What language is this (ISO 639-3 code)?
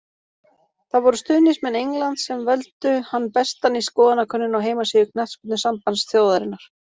isl